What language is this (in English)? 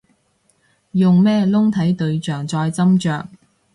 Cantonese